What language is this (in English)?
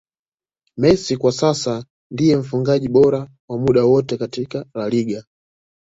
Swahili